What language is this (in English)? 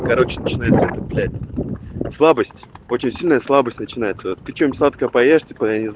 Russian